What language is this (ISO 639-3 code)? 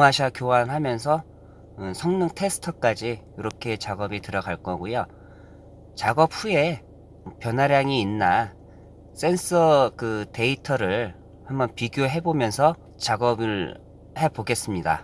kor